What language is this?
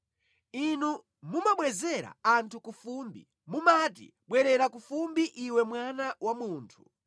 Nyanja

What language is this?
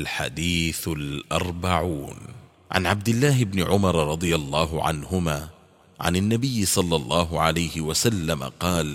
Arabic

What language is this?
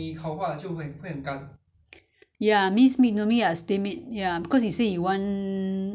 English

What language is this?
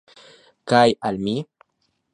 Esperanto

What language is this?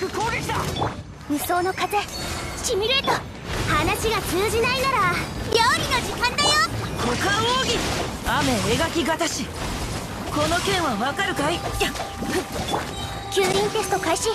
Japanese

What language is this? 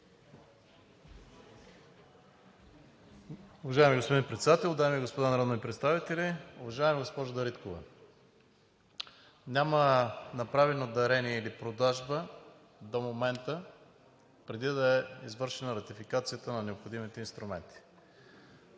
Bulgarian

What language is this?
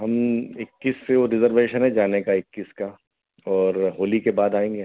Hindi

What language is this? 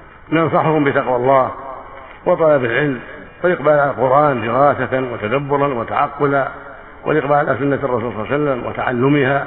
Arabic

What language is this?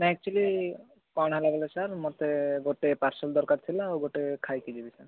Odia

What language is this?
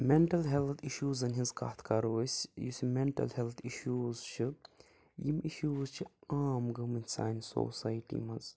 Kashmiri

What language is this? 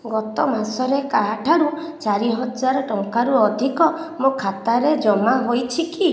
Odia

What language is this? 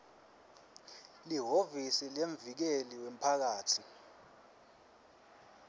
Swati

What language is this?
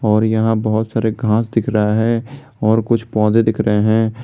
Hindi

